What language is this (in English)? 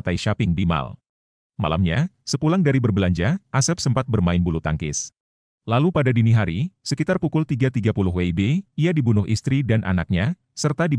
Indonesian